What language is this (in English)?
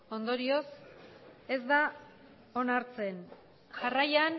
Basque